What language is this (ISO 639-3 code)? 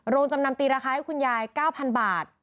tha